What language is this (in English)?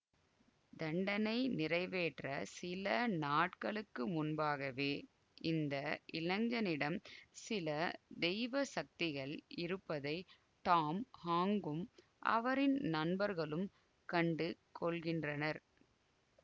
Tamil